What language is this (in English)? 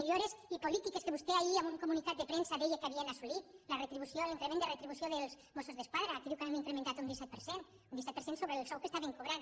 Catalan